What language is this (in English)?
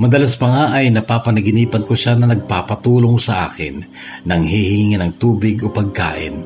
Filipino